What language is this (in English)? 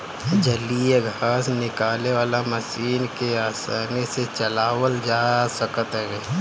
Bhojpuri